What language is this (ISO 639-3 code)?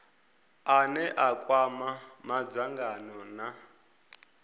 ven